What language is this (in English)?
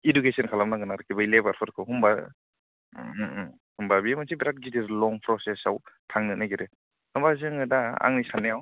Bodo